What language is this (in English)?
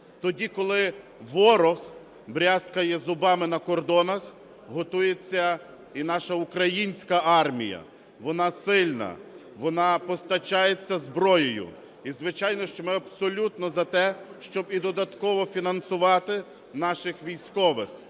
Ukrainian